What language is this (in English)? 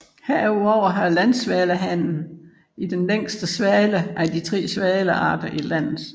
Danish